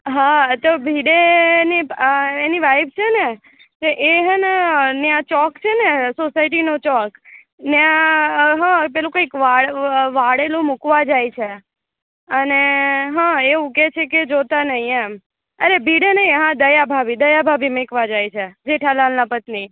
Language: Gujarati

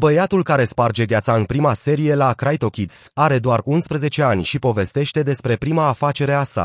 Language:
Romanian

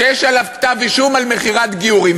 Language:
Hebrew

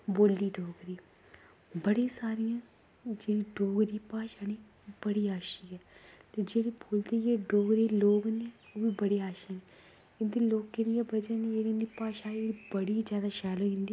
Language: Dogri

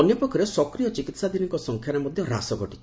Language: Odia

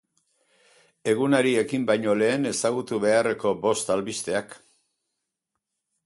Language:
Basque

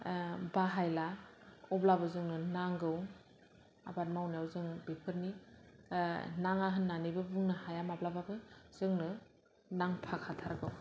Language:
Bodo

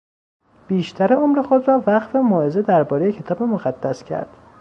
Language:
Persian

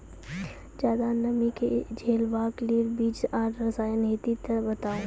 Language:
Maithili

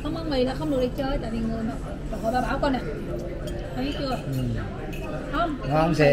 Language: Vietnamese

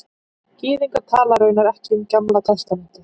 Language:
Icelandic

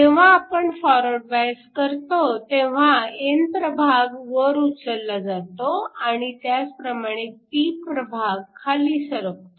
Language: Marathi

